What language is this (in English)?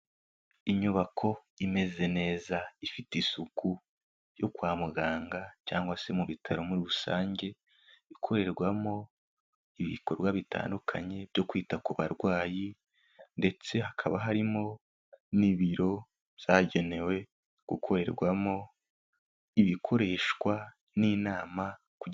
Kinyarwanda